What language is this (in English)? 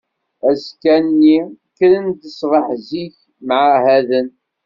Kabyle